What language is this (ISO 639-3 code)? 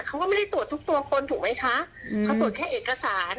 tha